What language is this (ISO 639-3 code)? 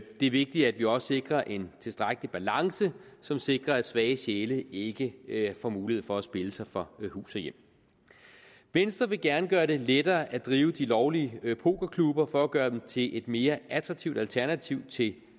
dan